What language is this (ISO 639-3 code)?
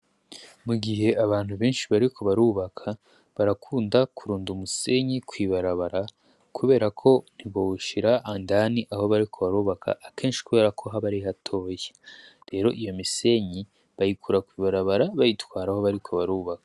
run